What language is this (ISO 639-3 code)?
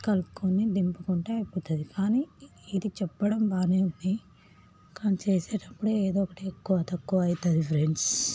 tel